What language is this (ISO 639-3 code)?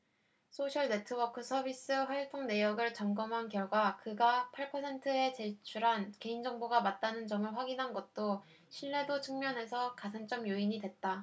kor